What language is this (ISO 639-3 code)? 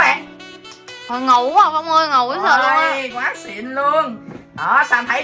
vie